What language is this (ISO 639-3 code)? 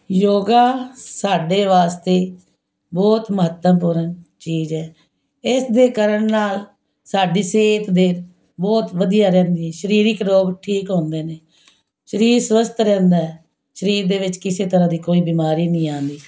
pan